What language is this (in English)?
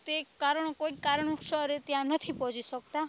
Gujarati